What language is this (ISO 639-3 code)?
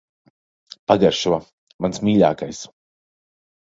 lav